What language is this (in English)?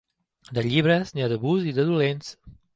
Catalan